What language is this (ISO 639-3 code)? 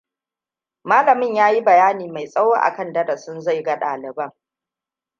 hau